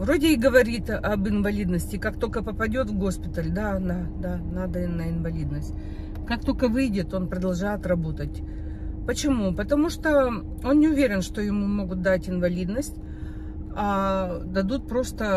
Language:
Russian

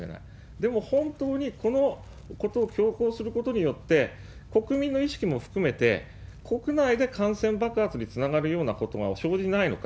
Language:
Japanese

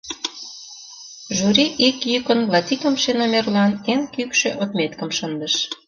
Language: Mari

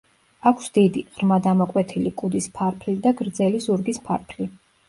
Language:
Georgian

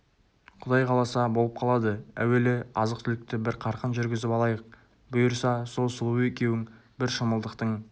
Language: Kazakh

